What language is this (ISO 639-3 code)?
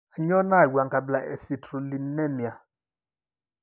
mas